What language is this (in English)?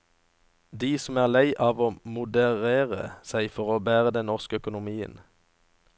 Norwegian